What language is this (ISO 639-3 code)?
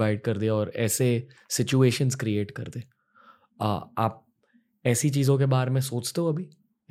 hin